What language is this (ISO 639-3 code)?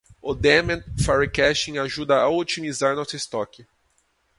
por